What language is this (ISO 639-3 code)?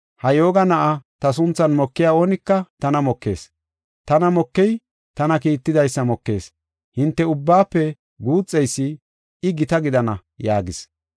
gof